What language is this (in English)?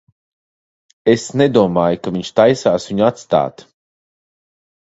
Latvian